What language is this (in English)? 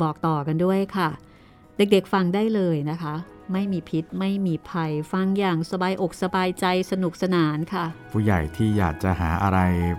Thai